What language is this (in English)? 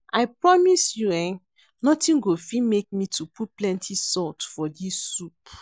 Nigerian Pidgin